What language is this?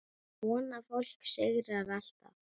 Icelandic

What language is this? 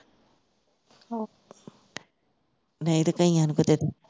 Punjabi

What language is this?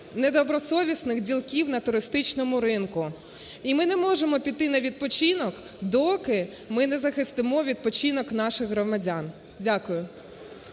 Ukrainian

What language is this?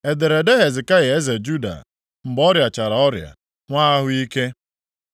Igbo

